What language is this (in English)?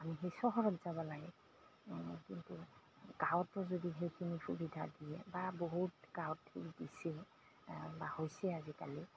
Assamese